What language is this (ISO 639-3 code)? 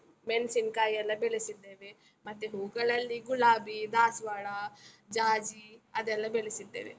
kan